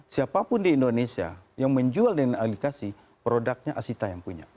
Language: Indonesian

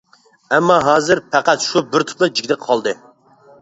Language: Uyghur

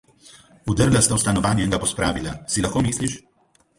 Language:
Slovenian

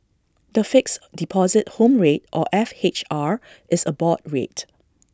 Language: English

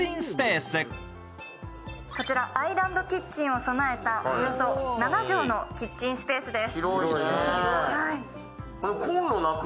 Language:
Japanese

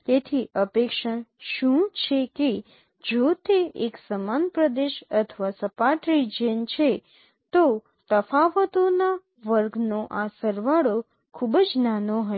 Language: Gujarati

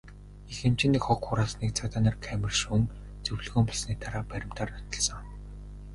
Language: Mongolian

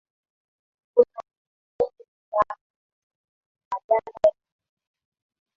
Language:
Swahili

